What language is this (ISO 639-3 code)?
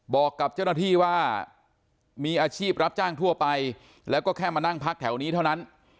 tha